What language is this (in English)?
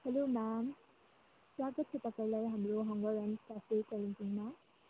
Nepali